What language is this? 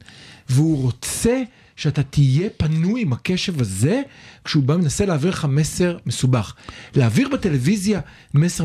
Hebrew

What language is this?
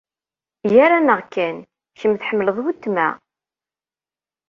Kabyle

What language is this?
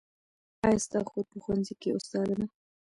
Pashto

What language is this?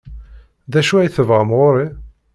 Kabyle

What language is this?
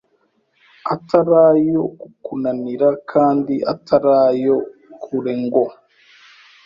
Kinyarwanda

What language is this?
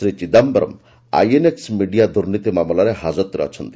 Odia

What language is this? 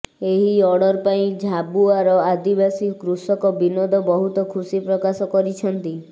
Odia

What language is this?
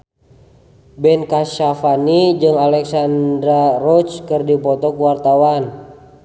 Sundanese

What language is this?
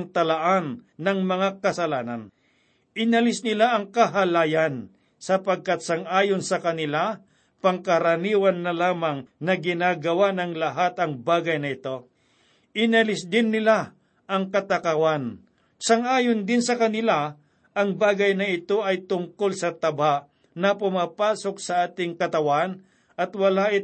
Filipino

